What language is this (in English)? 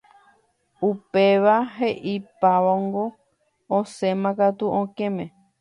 Guarani